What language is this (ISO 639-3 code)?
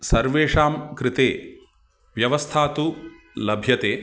san